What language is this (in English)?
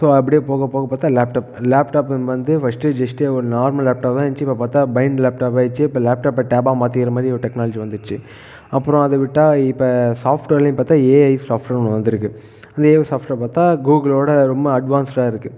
Tamil